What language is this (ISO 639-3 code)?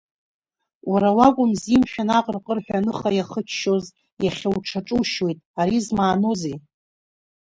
abk